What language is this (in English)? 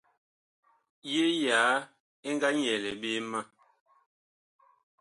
Bakoko